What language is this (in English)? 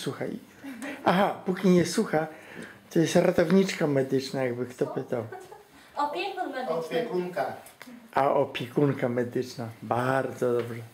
Polish